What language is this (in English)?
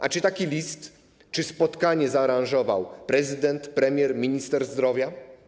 Polish